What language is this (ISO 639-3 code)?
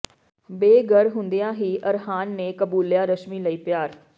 pan